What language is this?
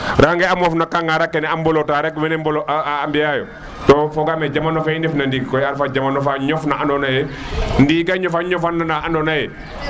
Serer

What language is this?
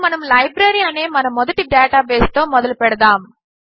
Telugu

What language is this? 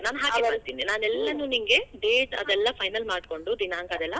Kannada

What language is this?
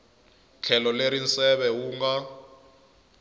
Tsonga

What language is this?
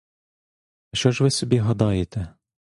Ukrainian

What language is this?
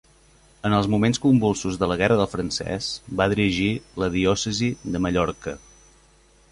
Catalan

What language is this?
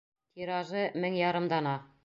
Bashkir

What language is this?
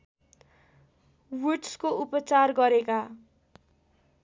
Nepali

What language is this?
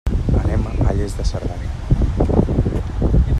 Catalan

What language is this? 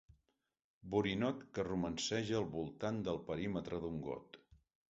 Catalan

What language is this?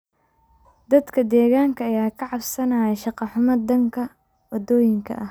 Somali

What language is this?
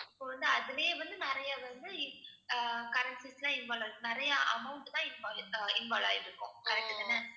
Tamil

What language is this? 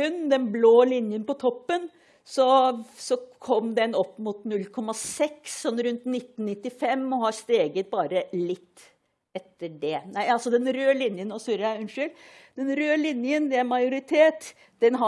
Norwegian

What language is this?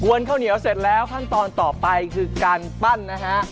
Thai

